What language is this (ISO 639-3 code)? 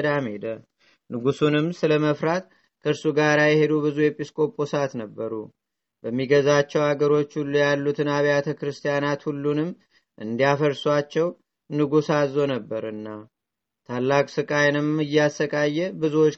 amh